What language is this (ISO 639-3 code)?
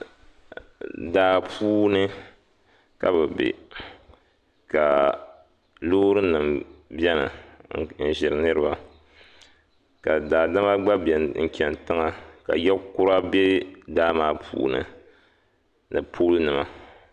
dag